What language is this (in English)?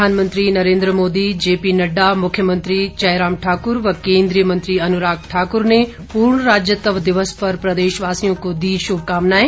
Hindi